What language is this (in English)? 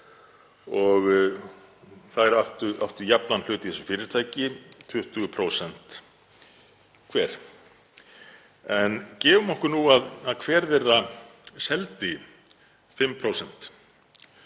Icelandic